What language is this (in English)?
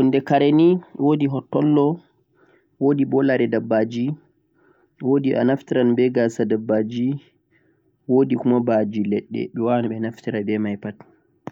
Central-Eastern Niger Fulfulde